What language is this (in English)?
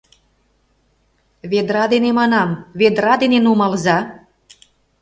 Mari